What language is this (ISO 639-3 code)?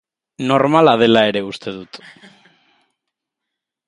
eus